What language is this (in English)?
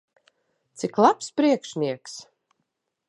Latvian